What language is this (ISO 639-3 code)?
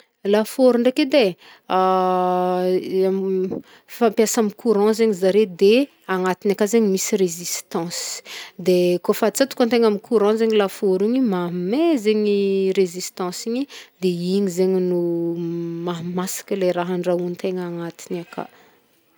bmm